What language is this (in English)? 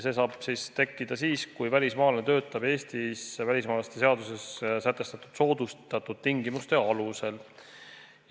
Estonian